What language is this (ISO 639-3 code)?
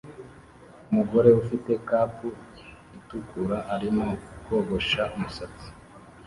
kin